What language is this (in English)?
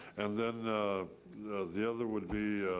English